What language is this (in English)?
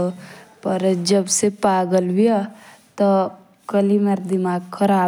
Jaunsari